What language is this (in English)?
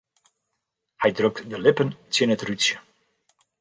Western Frisian